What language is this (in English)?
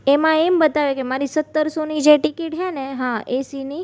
Gujarati